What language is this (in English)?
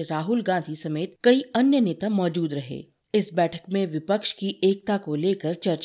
Hindi